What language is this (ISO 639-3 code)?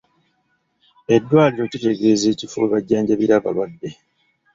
lug